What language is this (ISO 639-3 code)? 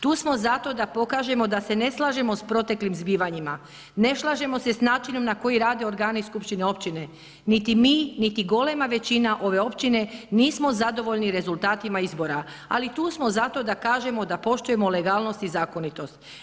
hrv